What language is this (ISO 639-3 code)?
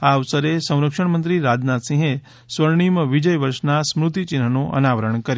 guj